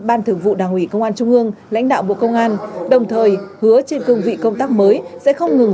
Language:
Vietnamese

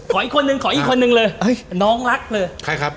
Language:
Thai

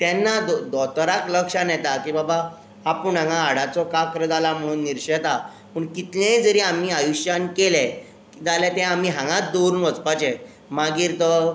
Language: Konkani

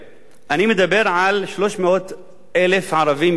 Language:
Hebrew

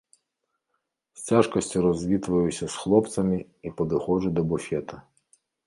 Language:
Belarusian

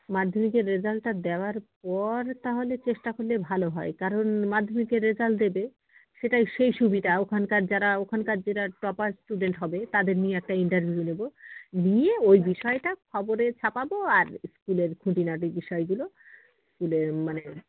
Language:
Bangla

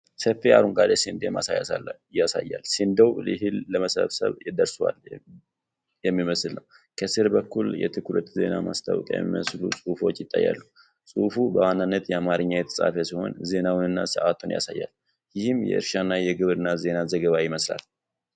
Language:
Amharic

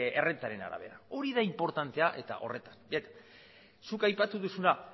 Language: Basque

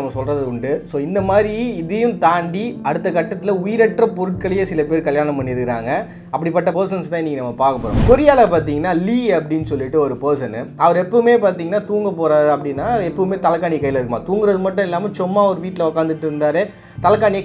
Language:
Tamil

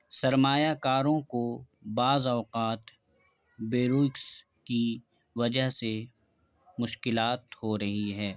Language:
Urdu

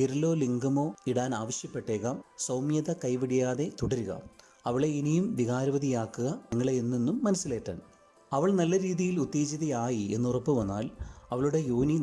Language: Malayalam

